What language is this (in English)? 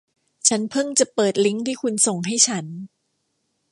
Thai